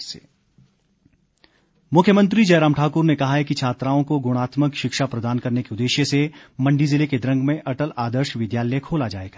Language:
Hindi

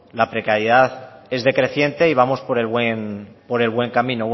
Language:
Spanish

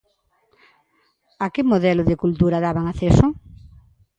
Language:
Galician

